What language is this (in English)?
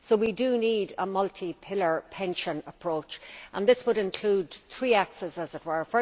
English